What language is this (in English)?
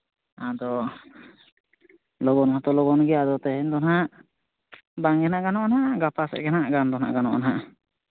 Santali